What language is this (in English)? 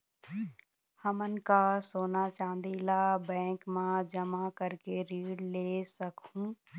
Chhattisgarhi